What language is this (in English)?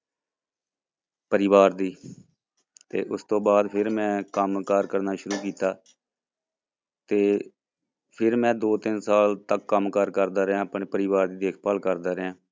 Punjabi